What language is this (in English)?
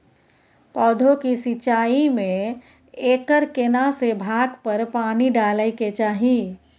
Maithili